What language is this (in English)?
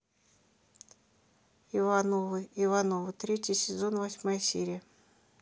Russian